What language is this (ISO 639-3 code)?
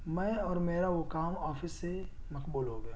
urd